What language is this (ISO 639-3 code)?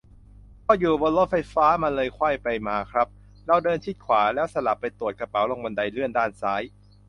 tha